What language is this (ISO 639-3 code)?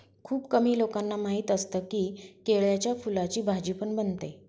mar